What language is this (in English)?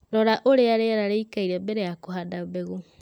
Kikuyu